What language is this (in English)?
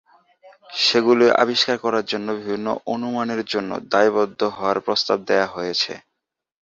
Bangla